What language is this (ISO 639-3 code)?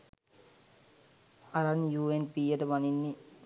sin